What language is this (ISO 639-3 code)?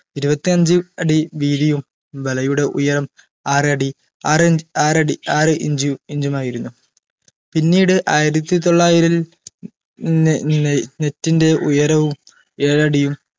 mal